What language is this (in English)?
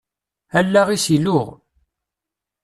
Kabyle